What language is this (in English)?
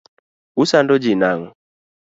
Luo (Kenya and Tanzania)